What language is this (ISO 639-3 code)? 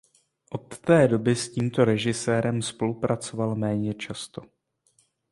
ces